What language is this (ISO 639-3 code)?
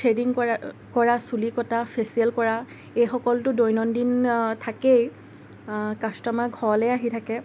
asm